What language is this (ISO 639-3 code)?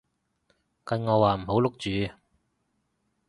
yue